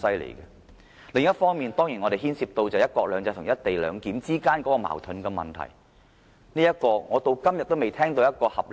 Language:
Cantonese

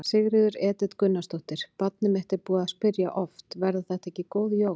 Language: Icelandic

